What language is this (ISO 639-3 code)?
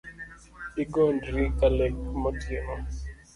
luo